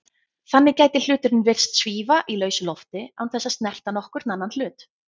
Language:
Icelandic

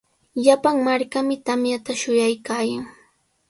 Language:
Sihuas Ancash Quechua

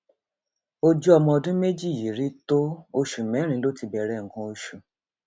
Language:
Yoruba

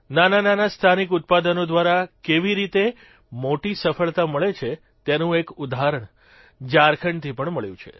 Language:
Gujarati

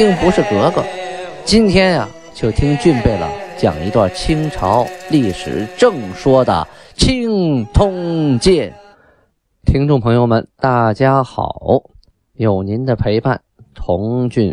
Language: Chinese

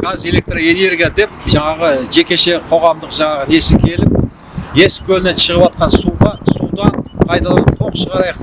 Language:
Turkish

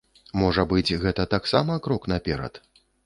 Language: Belarusian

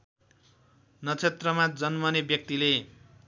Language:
Nepali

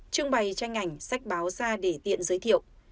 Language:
Vietnamese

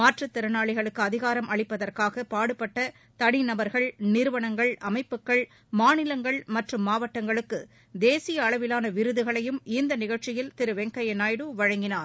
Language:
Tamil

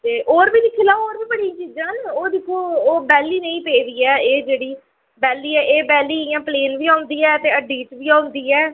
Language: Dogri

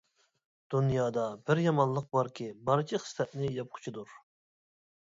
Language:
Uyghur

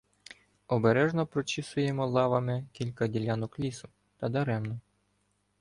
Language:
Ukrainian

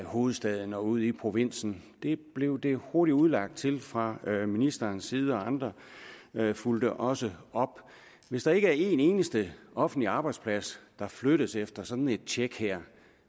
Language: Danish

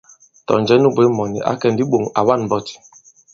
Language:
Bankon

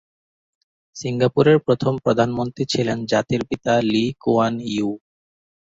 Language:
Bangla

